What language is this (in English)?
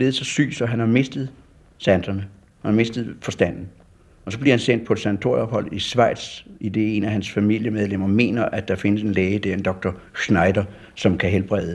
Danish